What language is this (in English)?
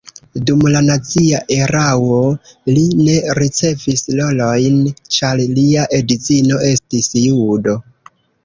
Esperanto